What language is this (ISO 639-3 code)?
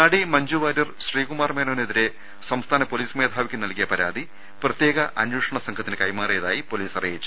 mal